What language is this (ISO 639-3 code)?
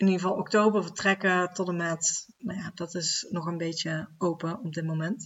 nld